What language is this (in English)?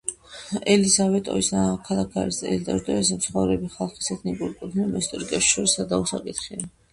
Georgian